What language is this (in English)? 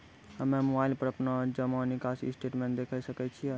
Maithili